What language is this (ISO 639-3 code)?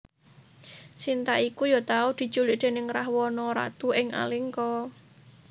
jav